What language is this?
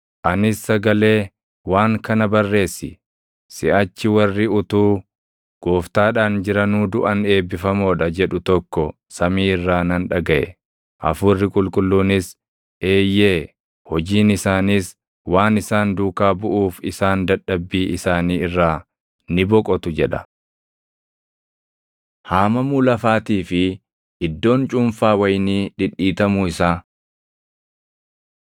Oromo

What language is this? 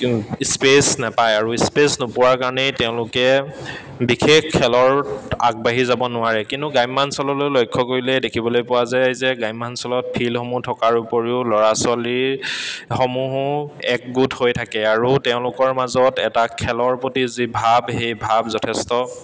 Assamese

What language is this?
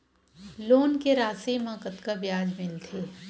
Chhattisgarhi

